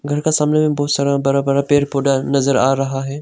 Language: Hindi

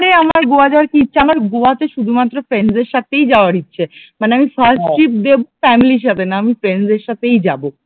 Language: Bangla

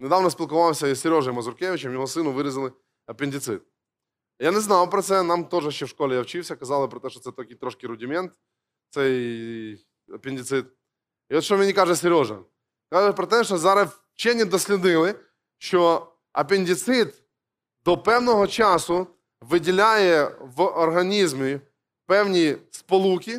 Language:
Ukrainian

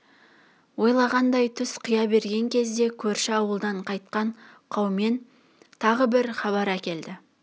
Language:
Kazakh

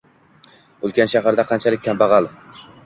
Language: Uzbek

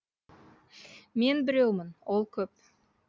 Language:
Kazakh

